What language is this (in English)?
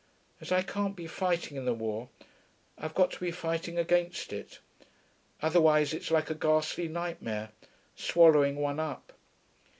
English